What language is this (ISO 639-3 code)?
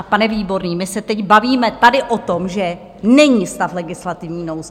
ces